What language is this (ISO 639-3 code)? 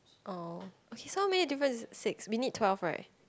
eng